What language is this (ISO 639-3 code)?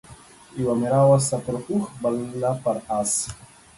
pus